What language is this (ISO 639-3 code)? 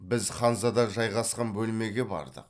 kaz